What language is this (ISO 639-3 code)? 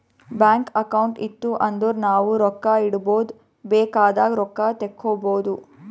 kan